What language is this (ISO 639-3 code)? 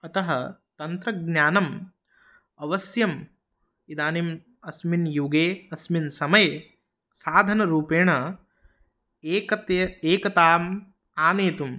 san